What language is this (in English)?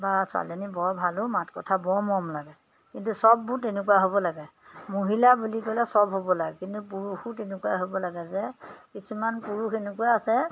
Assamese